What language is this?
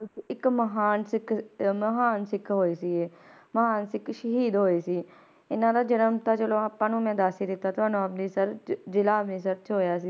Punjabi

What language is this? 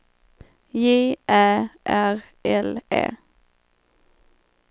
Swedish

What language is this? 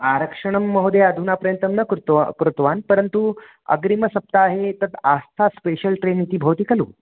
Sanskrit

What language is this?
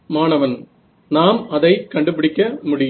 Tamil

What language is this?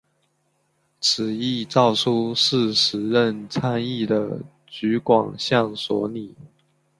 Chinese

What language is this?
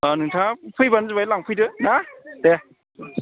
Bodo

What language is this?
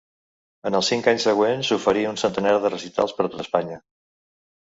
Catalan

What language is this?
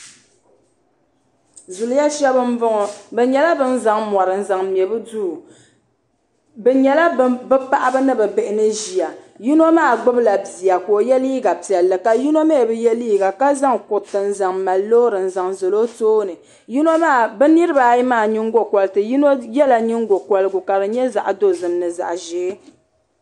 Dagbani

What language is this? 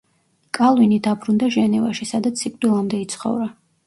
Georgian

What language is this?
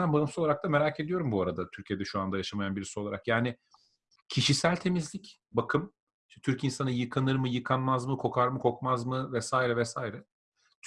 Turkish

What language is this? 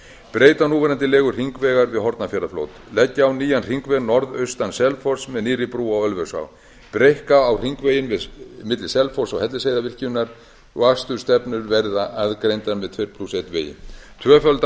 Icelandic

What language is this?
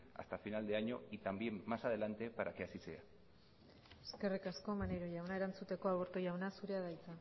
Basque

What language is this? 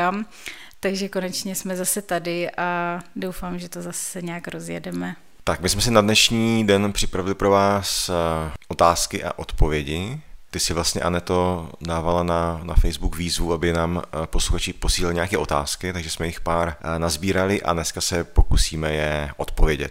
Czech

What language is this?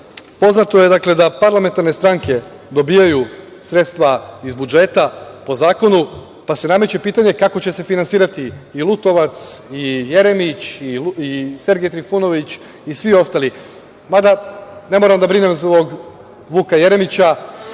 Serbian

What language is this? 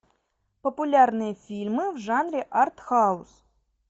Russian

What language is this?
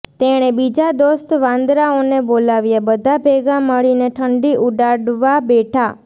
Gujarati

